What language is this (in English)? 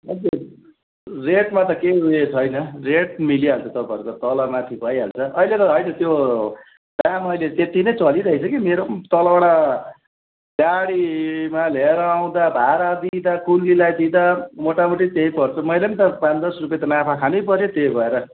Nepali